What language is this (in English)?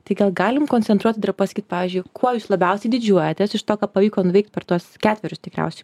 Lithuanian